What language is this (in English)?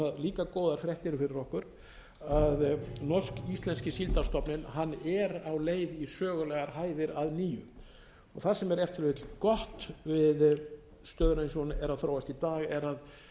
Icelandic